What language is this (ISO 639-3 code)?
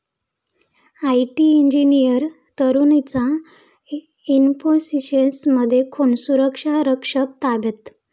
mar